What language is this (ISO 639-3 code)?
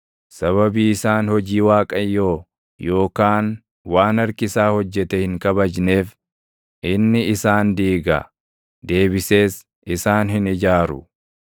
orm